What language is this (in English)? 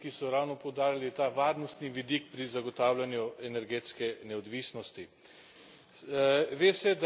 Slovenian